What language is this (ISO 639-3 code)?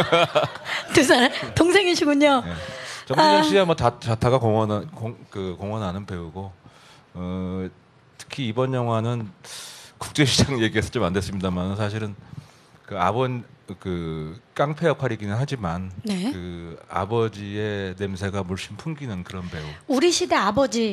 kor